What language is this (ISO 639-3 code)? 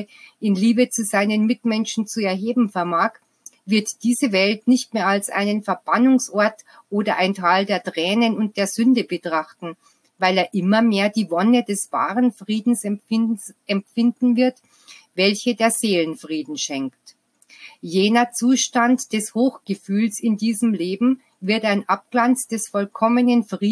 deu